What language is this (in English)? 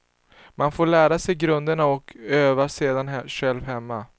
Swedish